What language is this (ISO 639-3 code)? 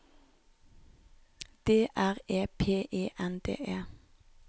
nor